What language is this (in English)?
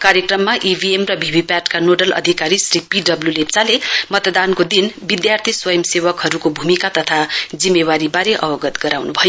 Nepali